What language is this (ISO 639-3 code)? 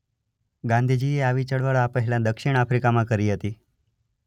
guj